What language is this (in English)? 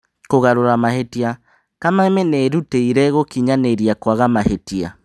Kikuyu